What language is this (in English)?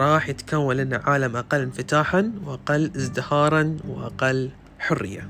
Arabic